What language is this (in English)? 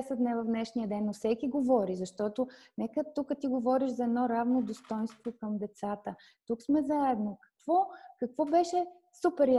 Bulgarian